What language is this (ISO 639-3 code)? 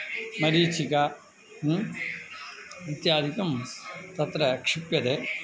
san